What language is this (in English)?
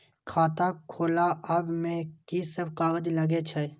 Maithili